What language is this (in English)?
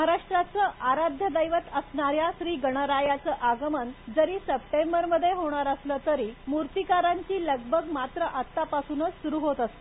Marathi